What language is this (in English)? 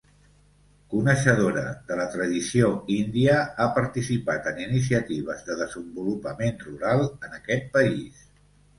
Catalan